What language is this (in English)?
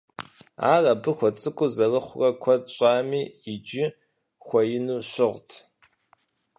Kabardian